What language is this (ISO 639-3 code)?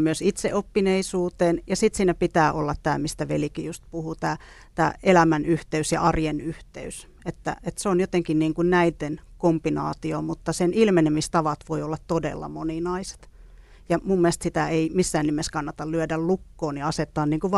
fin